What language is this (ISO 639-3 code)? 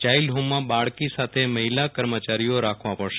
guj